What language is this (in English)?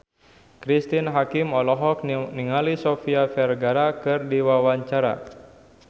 Sundanese